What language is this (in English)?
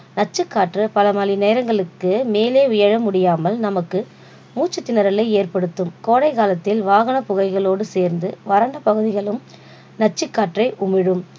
Tamil